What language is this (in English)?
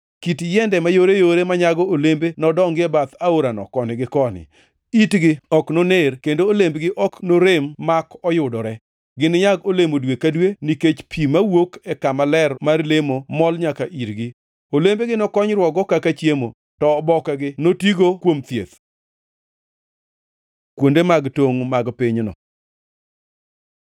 Luo (Kenya and Tanzania)